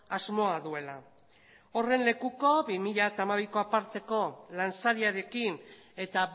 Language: Basque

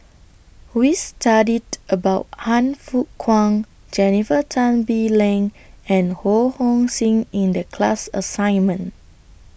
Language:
English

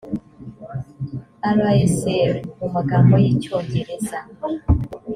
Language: Kinyarwanda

